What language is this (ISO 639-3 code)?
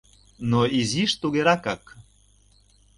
chm